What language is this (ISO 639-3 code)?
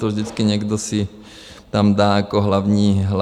ces